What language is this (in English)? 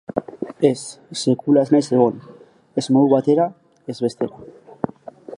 Basque